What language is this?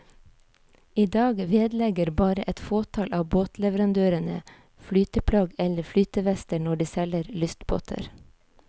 Norwegian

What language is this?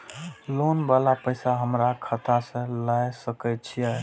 Maithili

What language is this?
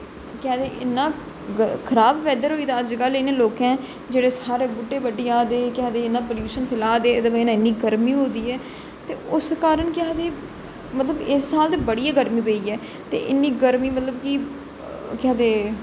Dogri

